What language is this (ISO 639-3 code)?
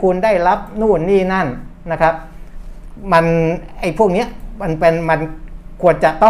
tha